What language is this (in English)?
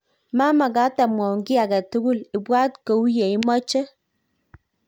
Kalenjin